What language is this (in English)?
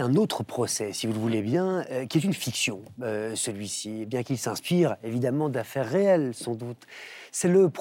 French